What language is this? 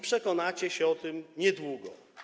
Polish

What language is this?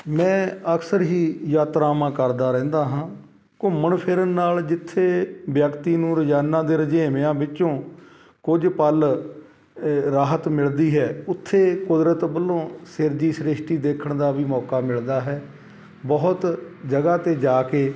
Punjabi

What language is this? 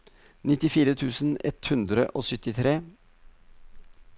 Norwegian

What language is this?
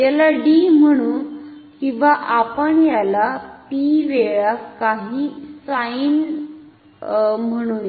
Marathi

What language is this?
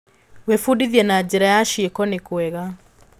Kikuyu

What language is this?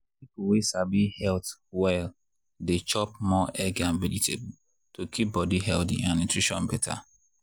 Nigerian Pidgin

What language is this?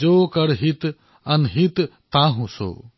Assamese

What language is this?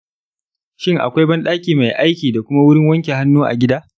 Hausa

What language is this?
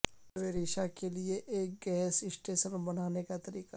Urdu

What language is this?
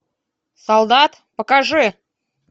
Russian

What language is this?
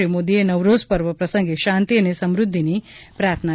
Gujarati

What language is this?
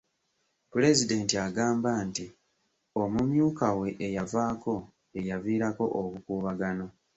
Ganda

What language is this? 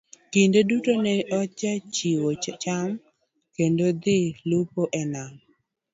Luo (Kenya and Tanzania)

